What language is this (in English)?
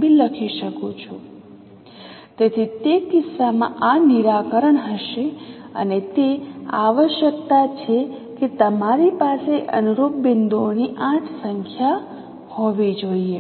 Gujarati